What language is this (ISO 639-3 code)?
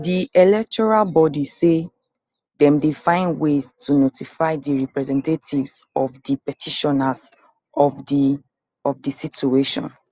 pcm